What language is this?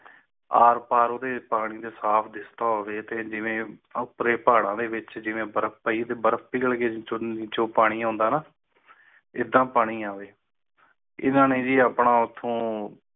Punjabi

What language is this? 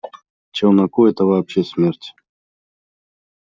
Russian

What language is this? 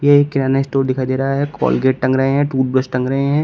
Hindi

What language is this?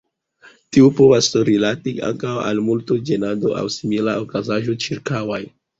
Esperanto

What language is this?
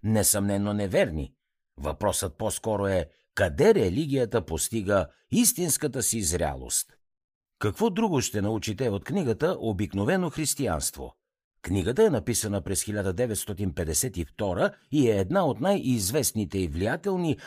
Bulgarian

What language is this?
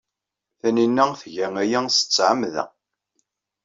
Kabyle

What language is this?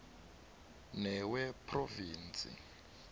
South Ndebele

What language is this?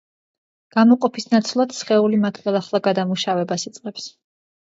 Georgian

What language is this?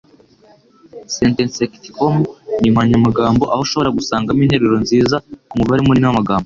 Kinyarwanda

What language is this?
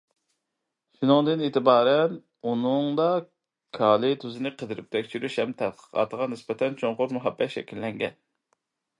Uyghur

